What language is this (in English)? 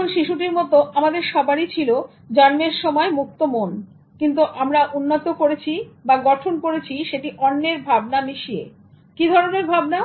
Bangla